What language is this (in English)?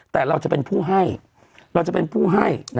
Thai